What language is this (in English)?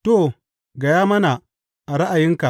Hausa